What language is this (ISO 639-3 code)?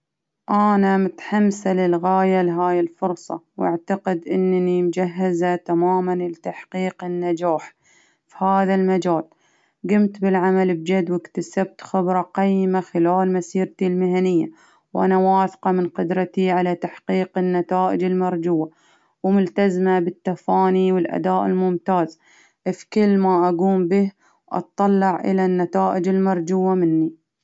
abv